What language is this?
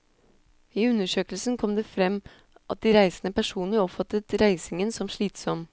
Norwegian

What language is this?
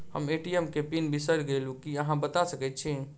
Maithili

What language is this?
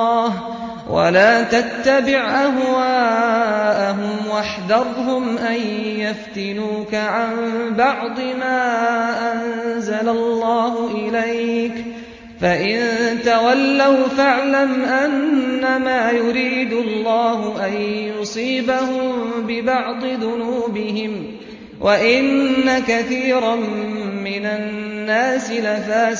Arabic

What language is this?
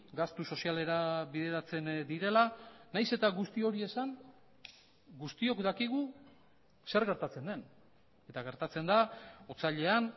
Basque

